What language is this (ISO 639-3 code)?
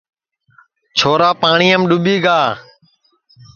ssi